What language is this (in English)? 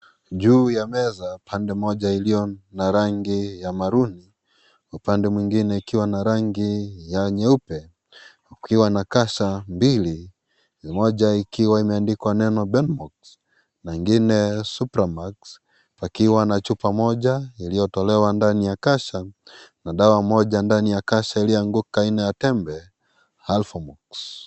Swahili